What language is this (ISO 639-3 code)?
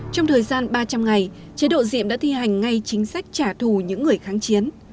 vie